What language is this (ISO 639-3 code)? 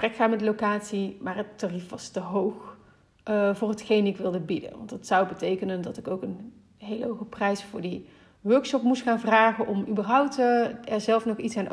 nld